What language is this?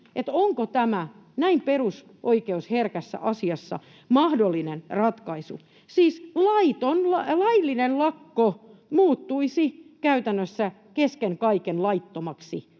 Finnish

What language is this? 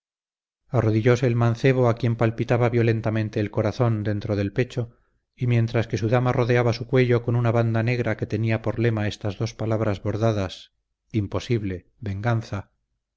Spanish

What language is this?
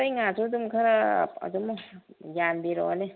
Manipuri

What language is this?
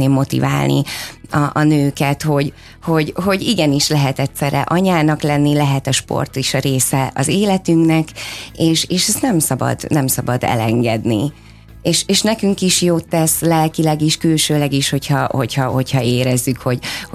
Hungarian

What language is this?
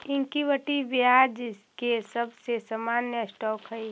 Magahi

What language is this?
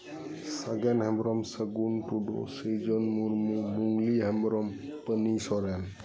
Santali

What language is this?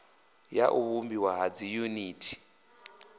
Venda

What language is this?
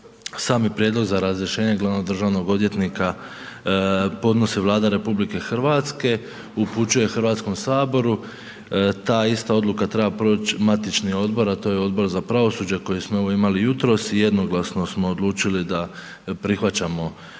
Croatian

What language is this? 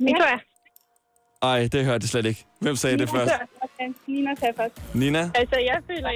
Danish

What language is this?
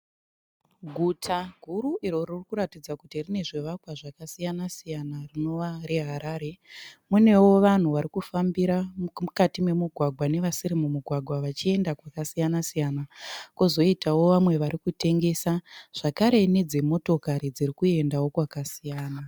Shona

